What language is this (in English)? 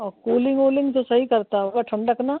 Hindi